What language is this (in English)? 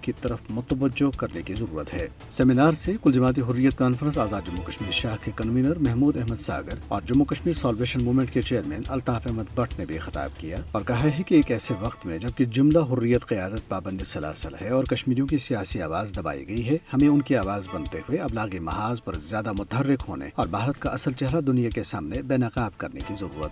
Urdu